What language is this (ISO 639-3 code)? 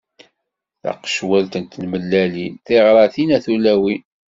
kab